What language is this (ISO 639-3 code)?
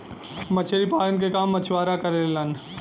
bho